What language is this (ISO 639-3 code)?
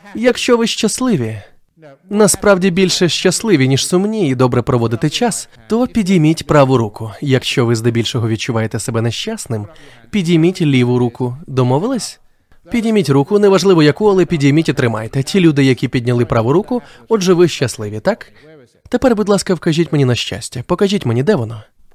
ukr